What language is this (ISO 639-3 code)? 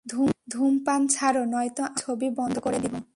ben